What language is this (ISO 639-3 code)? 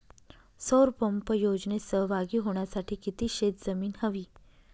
mar